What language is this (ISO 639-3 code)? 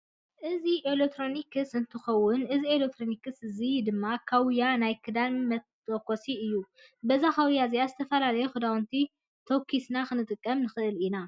tir